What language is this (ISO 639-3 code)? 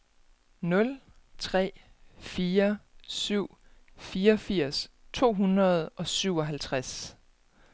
dan